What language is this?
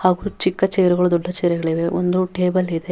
Kannada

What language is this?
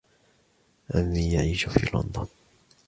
Arabic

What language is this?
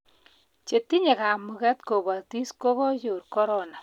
Kalenjin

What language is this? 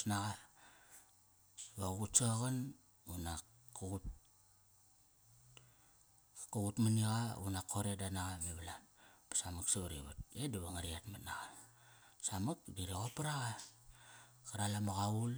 Kairak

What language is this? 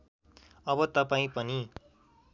Nepali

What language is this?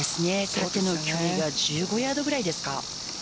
Japanese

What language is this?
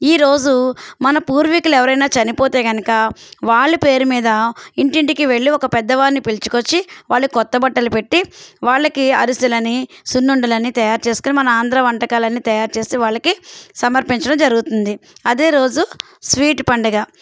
Telugu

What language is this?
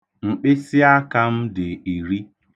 Igbo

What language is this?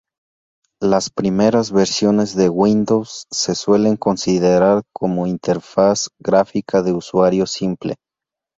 Spanish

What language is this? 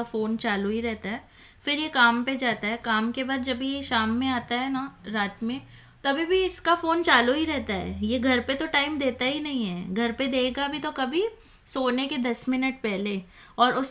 Hindi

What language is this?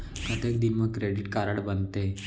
Chhattisgarhi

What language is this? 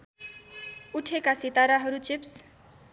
Nepali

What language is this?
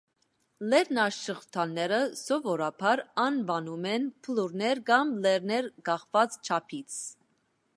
Armenian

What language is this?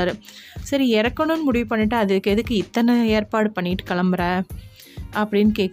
Tamil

